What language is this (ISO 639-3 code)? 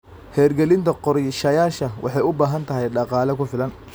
som